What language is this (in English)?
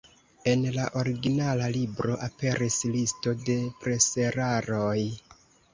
Esperanto